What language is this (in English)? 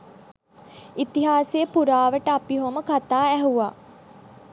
Sinhala